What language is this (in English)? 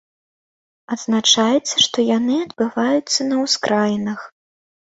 Belarusian